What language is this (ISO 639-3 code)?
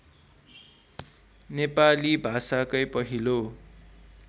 nep